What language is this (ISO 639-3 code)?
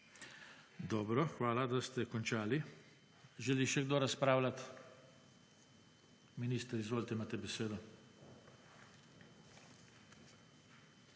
slv